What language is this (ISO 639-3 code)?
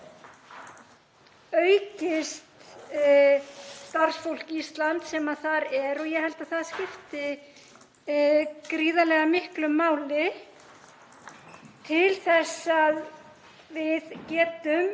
isl